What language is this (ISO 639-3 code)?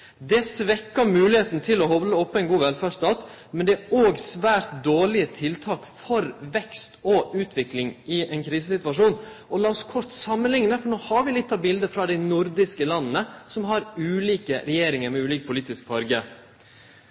nno